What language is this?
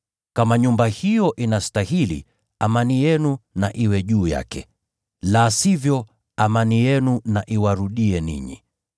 Swahili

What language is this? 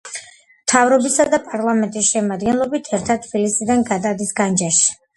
Georgian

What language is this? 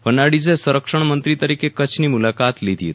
Gujarati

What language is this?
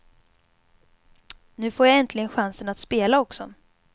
Swedish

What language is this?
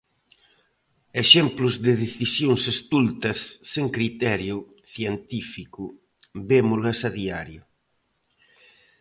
Galician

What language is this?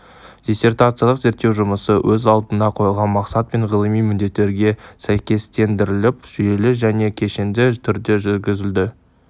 Kazakh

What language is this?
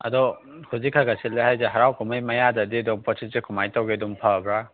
Manipuri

